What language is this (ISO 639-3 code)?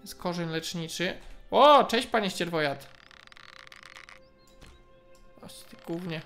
pol